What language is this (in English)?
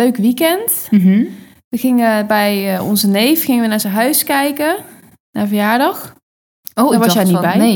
Dutch